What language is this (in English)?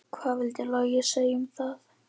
Icelandic